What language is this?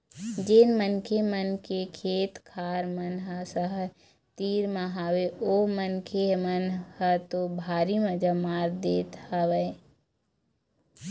Chhattisgarhi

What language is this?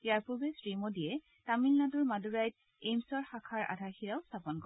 Assamese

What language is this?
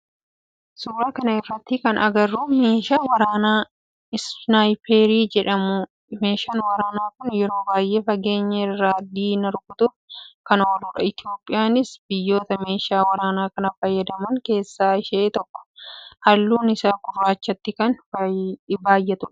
Oromo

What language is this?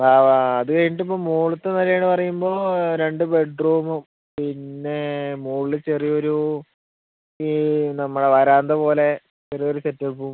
Malayalam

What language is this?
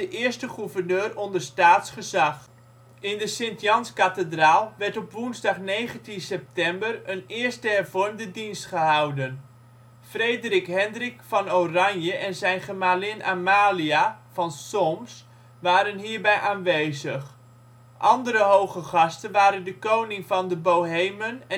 Dutch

